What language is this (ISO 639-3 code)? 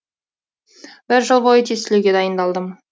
kaz